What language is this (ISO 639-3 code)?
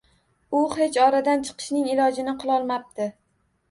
uzb